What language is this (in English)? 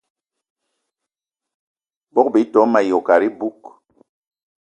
Eton (Cameroon)